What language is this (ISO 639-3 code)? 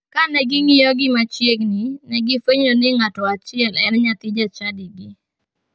luo